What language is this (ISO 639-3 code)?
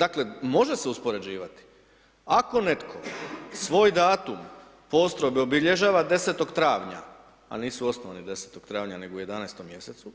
hrv